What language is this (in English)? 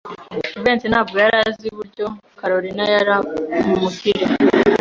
Kinyarwanda